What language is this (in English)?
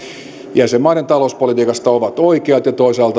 Finnish